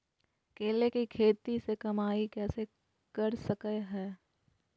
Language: Magahi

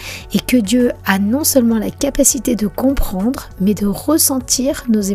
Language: French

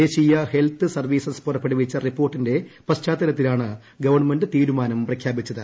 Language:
Malayalam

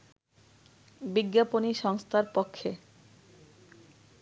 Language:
Bangla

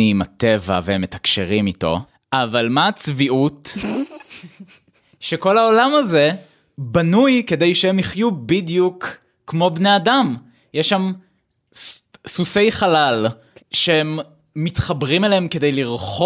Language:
Hebrew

